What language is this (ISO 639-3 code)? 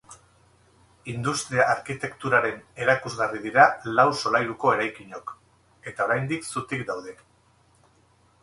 eus